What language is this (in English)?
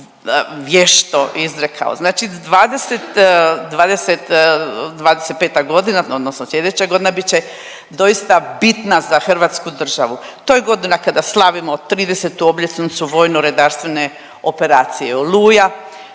Croatian